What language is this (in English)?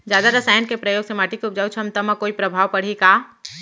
Chhattisgarhi